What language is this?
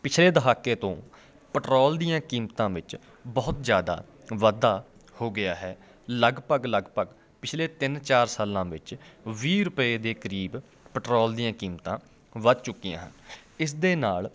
Punjabi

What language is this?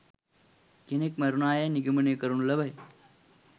Sinhala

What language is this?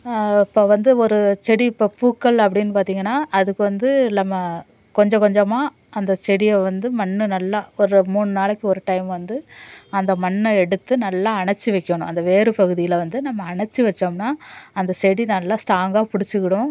Tamil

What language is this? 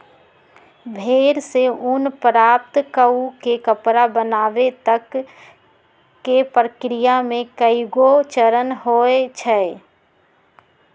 Magahi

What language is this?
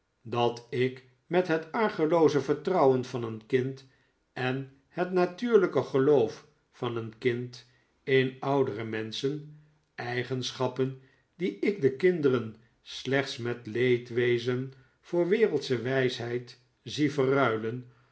Dutch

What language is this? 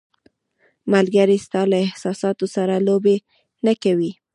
Pashto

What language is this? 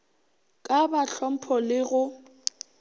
Northern Sotho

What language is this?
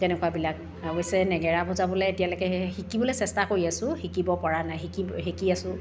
Assamese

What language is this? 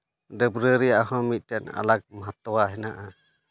Santali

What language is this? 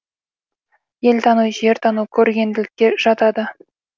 Kazakh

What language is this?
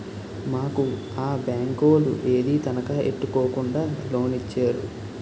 Telugu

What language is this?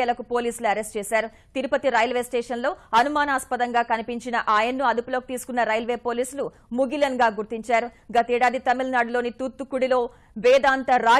Telugu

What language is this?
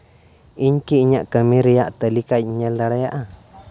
Santali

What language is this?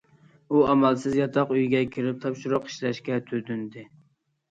Uyghur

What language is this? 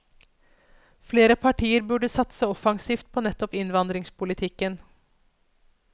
Norwegian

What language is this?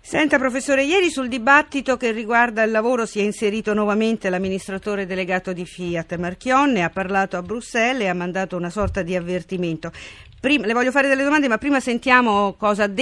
Italian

